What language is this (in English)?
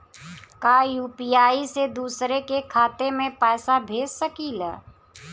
Bhojpuri